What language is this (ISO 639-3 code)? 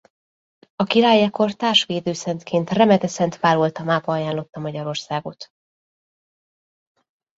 hun